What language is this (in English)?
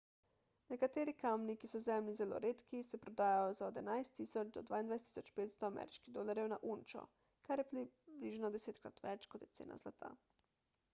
Slovenian